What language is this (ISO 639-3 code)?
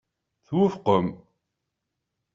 kab